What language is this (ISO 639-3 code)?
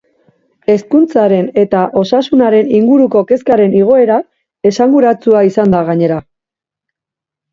eus